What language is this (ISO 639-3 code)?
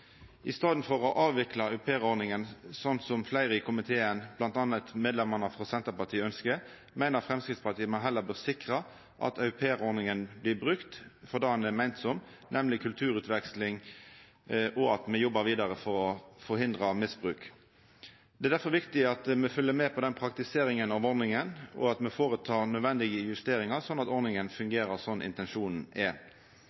nno